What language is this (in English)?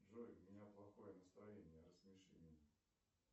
Russian